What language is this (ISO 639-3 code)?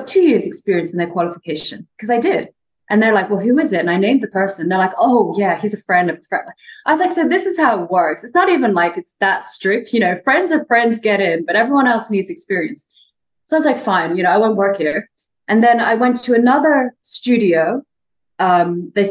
eng